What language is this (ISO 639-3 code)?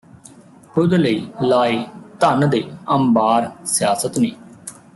pan